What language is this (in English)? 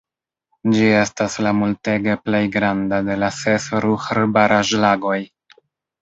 Esperanto